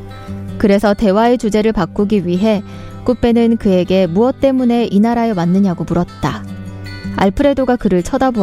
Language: Korean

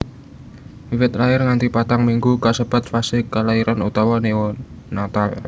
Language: Javanese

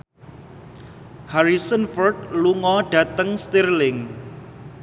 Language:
Javanese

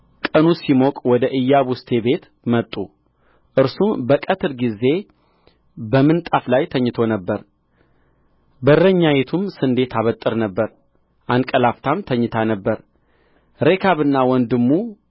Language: Amharic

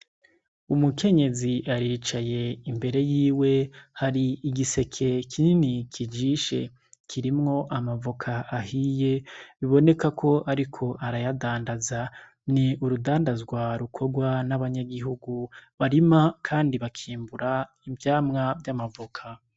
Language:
Rundi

